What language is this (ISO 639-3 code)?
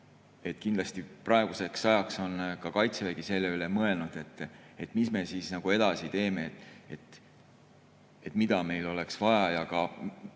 est